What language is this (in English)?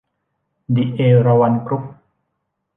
Thai